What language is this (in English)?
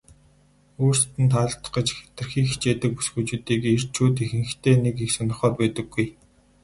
Mongolian